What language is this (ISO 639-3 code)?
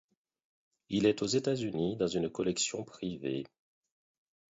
fra